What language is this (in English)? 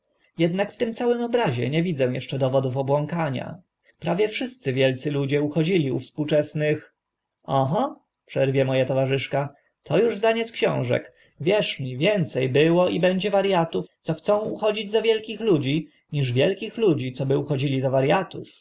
Polish